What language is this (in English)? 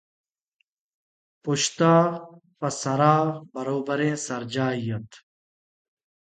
Eastern Balochi